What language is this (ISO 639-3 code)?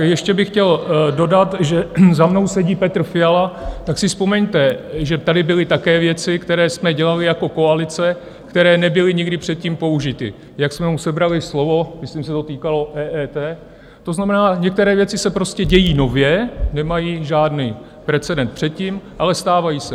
ces